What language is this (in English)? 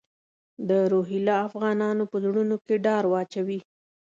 Pashto